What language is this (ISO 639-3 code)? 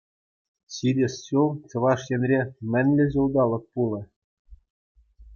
chv